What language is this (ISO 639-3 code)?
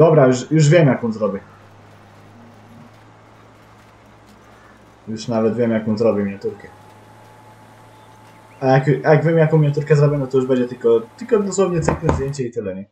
pol